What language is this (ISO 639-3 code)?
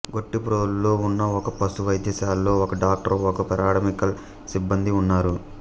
tel